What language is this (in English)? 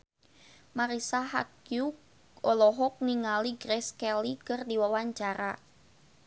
Sundanese